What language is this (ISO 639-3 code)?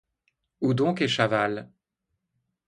fra